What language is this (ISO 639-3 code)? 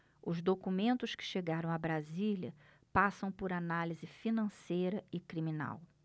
por